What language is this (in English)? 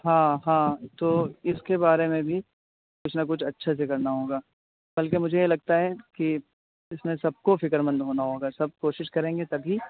Urdu